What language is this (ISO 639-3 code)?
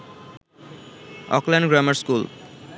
ben